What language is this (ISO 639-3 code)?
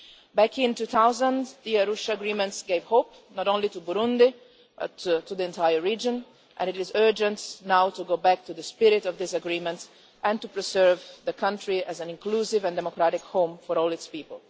eng